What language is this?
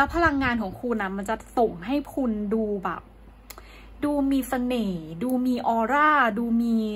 Thai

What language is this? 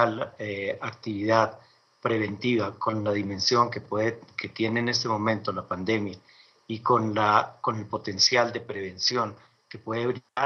Spanish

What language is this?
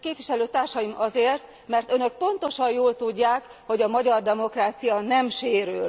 Hungarian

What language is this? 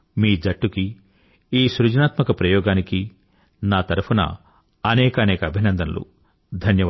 Telugu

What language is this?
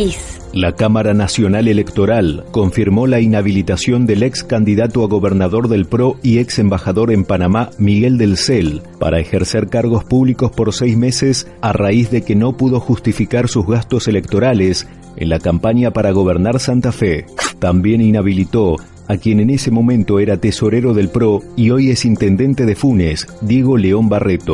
Spanish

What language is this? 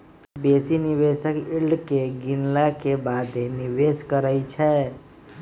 Magahi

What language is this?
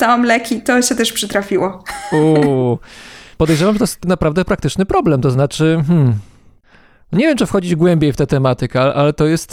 Polish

